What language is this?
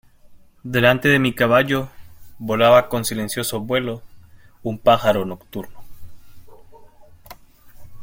Spanish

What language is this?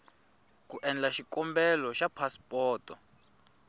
Tsonga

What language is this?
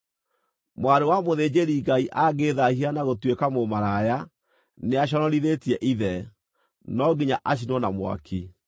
Kikuyu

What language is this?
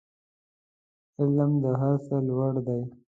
Pashto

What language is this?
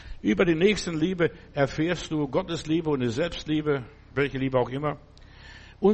German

